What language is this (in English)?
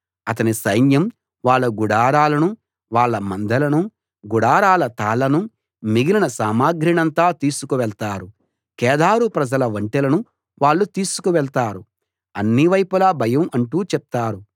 Telugu